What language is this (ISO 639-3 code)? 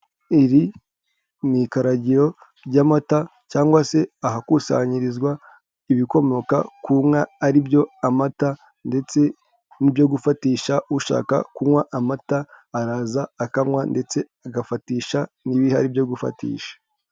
kin